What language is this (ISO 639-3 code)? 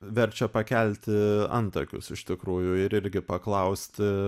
lit